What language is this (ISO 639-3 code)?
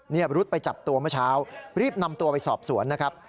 tha